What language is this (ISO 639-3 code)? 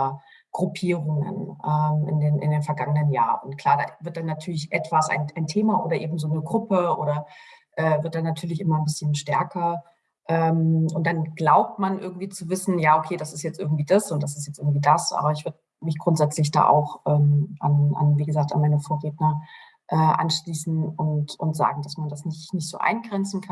deu